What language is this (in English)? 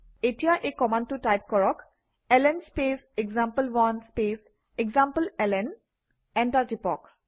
Assamese